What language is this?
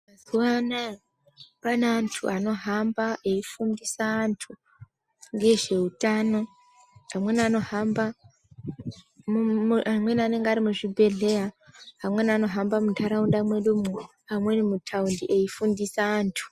Ndau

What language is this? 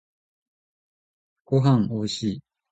Japanese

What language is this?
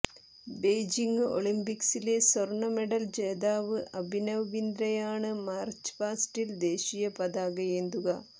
Malayalam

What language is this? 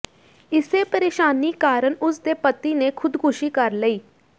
Punjabi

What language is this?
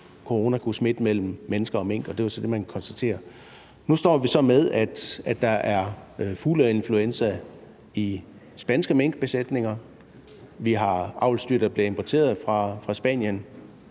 Danish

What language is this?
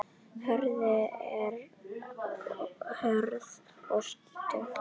Icelandic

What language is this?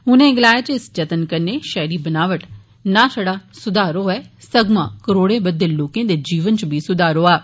Dogri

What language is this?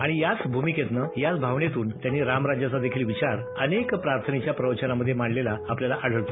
Marathi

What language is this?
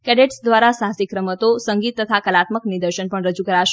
Gujarati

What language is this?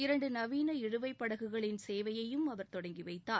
Tamil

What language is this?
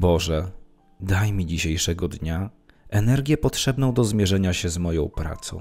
Polish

